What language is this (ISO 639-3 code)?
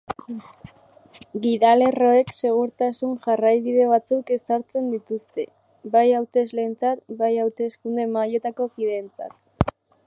eus